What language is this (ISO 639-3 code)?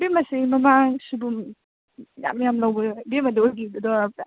mni